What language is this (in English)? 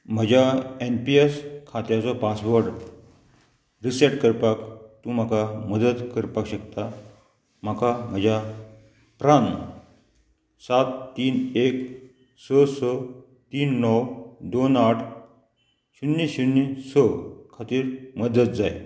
Konkani